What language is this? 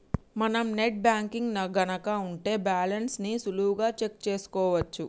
Telugu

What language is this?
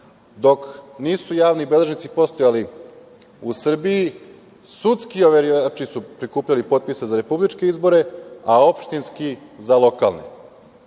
Serbian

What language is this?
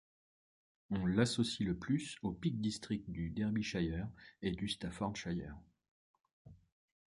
French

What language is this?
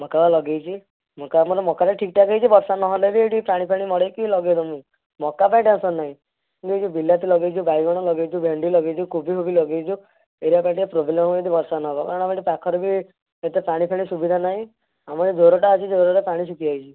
Odia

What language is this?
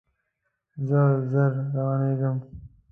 Pashto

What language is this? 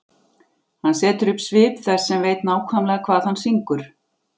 Icelandic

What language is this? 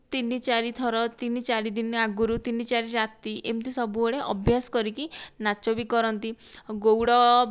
Odia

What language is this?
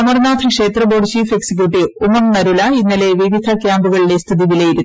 Malayalam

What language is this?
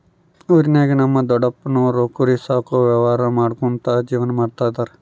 Kannada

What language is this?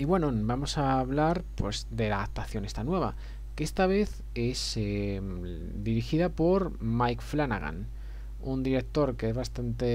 Spanish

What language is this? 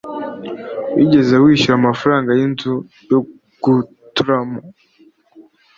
Kinyarwanda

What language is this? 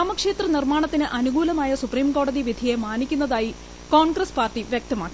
Malayalam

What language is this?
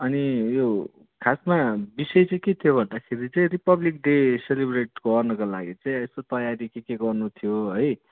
Nepali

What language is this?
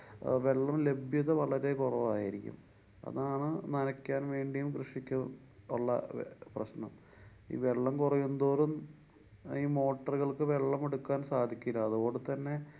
Malayalam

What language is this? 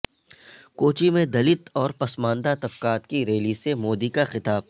Urdu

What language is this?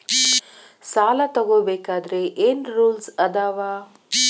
Kannada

